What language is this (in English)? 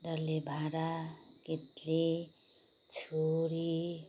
Nepali